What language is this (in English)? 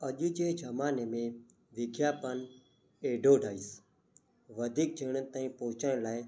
Sindhi